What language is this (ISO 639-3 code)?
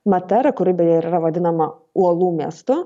lit